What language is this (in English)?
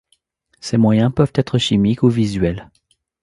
French